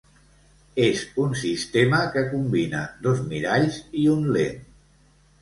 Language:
Catalan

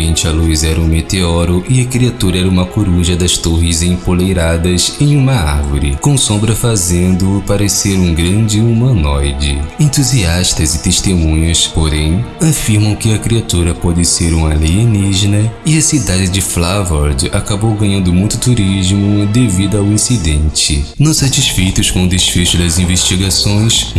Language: Portuguese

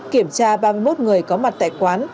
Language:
Vietnamese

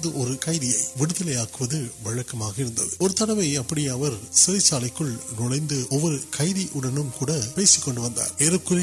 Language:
Urdu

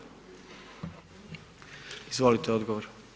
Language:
Croatian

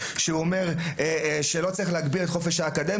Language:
Hebrew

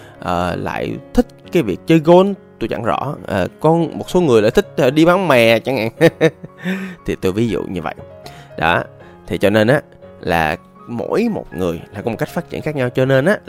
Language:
Vietnamese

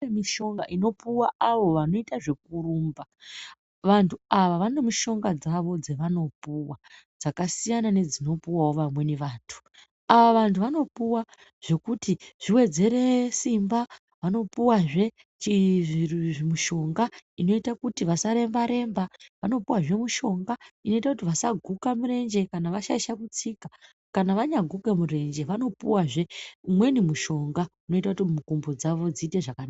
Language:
Ndau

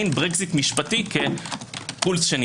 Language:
Hebrew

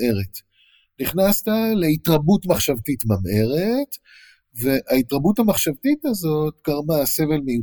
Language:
Hebrew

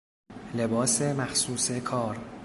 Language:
Persian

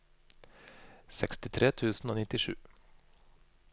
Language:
Norwegian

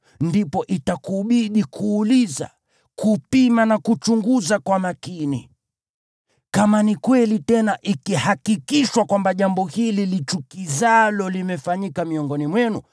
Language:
Swahili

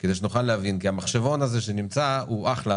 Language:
Hebrew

